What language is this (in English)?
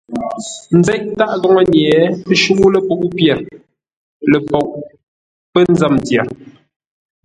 Ngombale